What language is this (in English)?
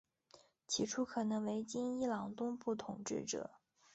Chinese